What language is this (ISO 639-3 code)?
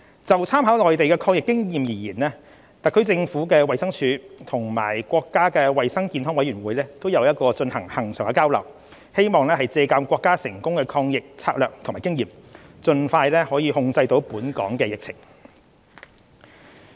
yue